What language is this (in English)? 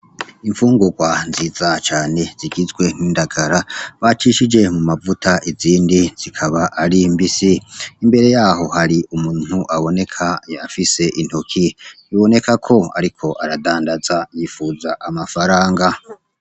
Rundi